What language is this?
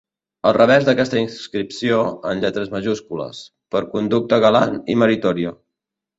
Catalan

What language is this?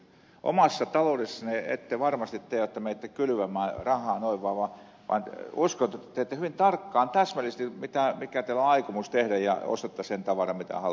Finnish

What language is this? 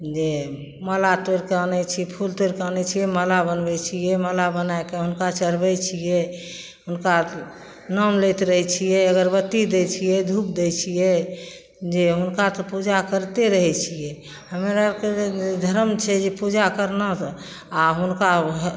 Maithili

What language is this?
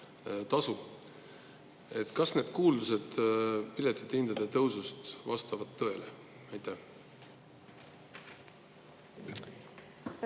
Estonian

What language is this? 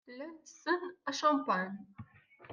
Kabyle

